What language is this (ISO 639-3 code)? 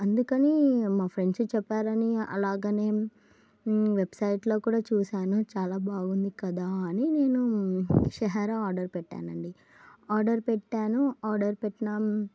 tel